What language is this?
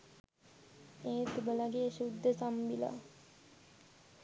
Sinhala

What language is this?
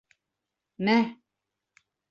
Bashkir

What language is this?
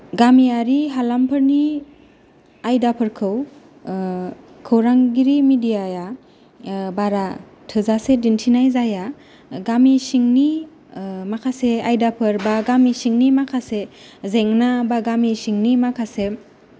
Bodo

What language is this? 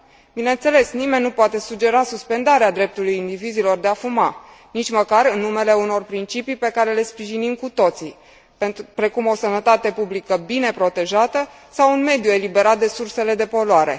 Romanian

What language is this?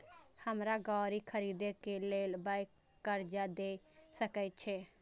Maithili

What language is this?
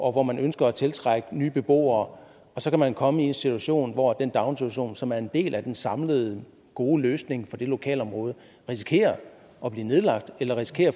Danish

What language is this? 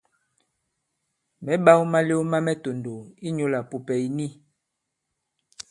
Bankon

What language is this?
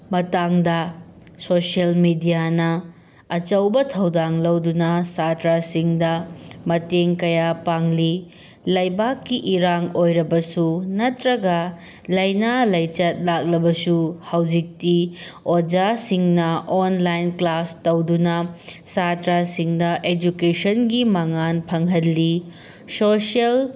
Manipuri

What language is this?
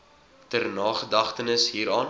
Afrikaans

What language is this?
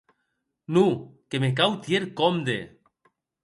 Occitan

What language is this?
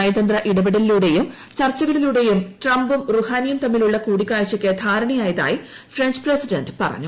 Malayalam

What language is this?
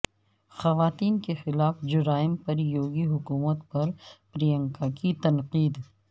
Urdu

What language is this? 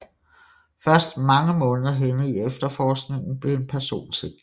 Danish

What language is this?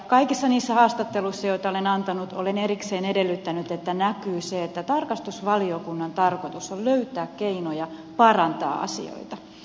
Finnish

